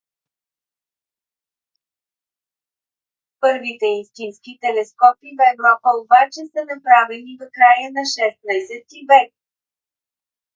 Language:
Bulgarian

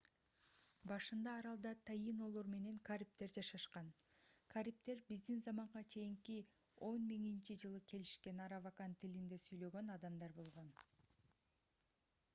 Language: Kyrgyz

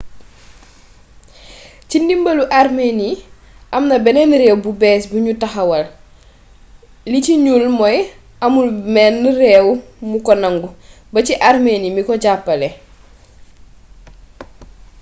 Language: Wolof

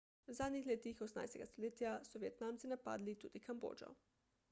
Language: Slovenian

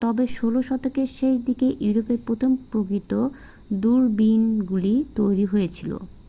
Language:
Bangla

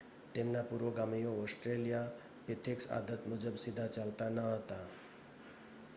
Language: Gujarati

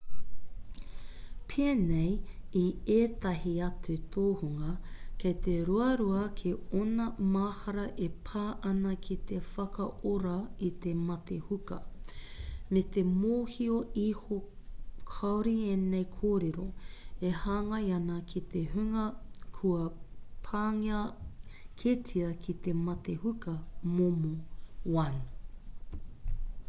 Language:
Māori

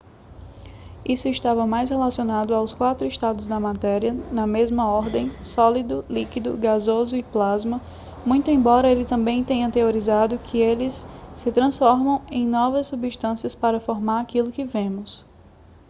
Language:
Portuguese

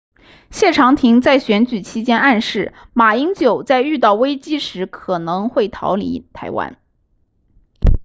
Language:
Chinese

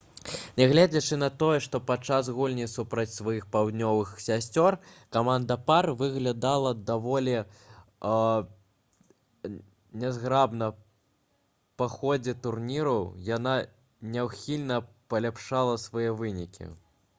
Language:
Belarusian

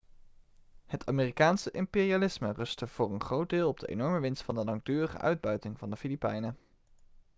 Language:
Dutch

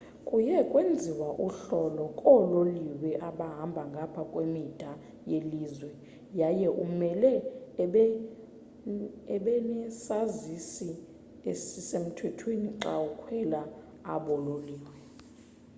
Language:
Xhosa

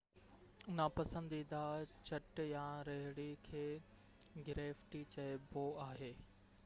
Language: Sindhi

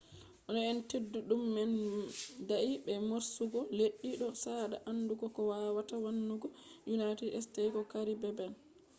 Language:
Fula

